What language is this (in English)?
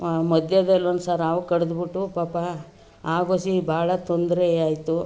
Kannada